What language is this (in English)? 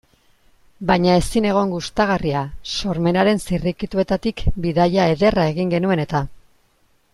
Basque